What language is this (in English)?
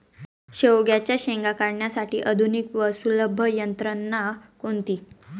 Marathi